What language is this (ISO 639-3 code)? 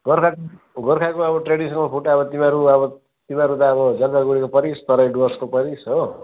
nep